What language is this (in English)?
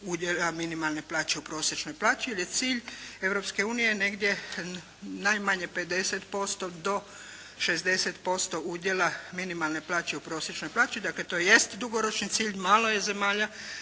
Croatian